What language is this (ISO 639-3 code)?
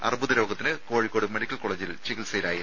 mal